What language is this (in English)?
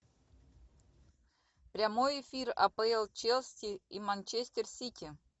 Russian